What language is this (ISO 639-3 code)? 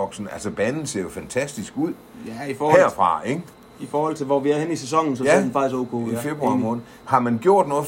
dan